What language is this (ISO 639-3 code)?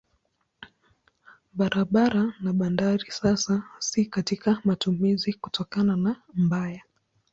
swa